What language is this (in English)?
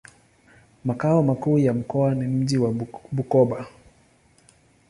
Swahili